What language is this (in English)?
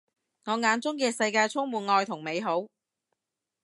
Cantonese